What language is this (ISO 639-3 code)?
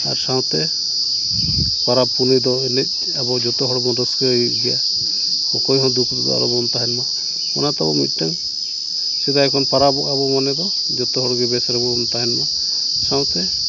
sat